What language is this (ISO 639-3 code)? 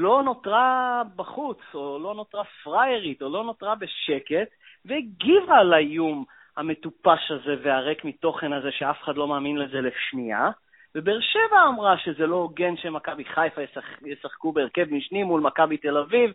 heb